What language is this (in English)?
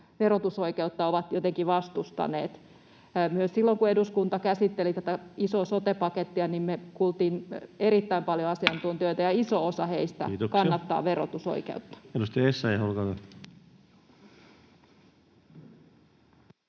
Finnish